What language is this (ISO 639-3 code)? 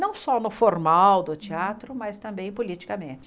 por